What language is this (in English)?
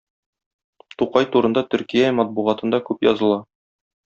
Tatar